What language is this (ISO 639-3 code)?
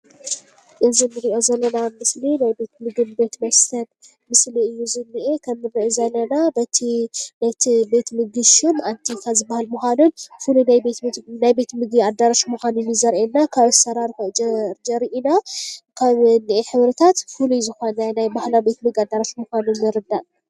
tir